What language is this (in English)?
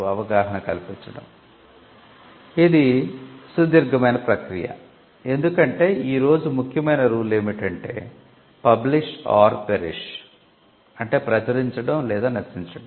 Telugu